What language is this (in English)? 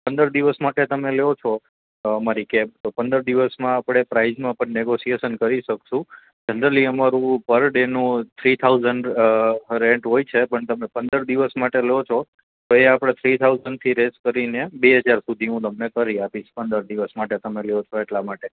Gujarati